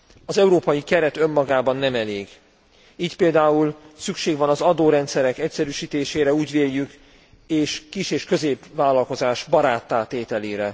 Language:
Hungarian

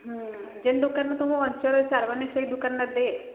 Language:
Odia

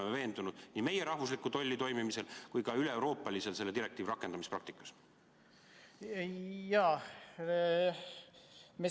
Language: Estonian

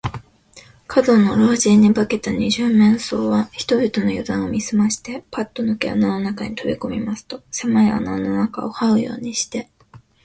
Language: Japanese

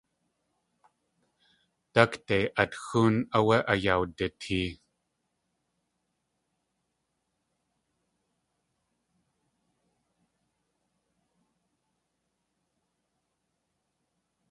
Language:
Tlingit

